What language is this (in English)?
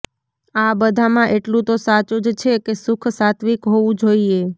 Gujarati